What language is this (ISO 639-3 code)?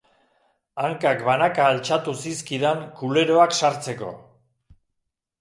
eus